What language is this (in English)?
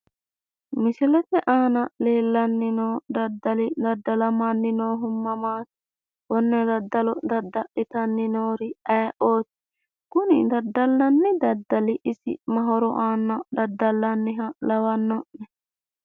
Sidamo